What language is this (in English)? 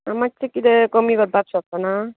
Konkani